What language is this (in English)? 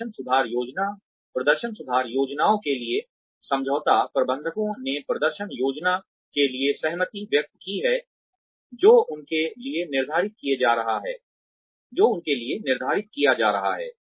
Hindi